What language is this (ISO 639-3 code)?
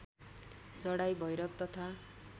nep